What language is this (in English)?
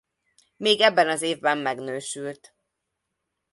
Hungarian